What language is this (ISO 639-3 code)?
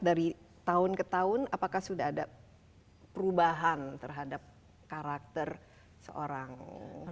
ind